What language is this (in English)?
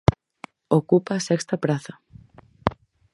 Galician